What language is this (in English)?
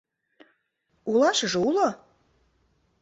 Mari